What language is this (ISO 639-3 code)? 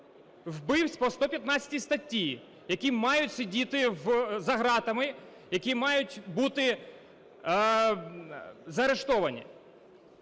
ukr